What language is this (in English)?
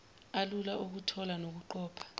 Zulu